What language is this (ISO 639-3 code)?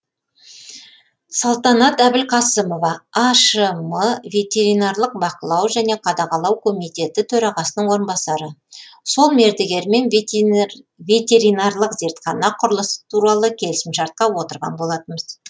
kaz